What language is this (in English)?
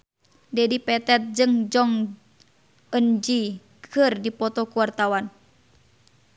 Sundanese